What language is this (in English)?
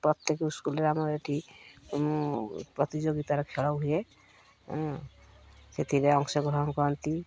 Odia